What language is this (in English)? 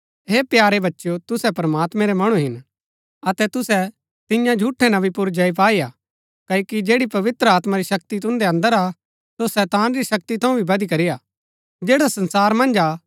Gaddi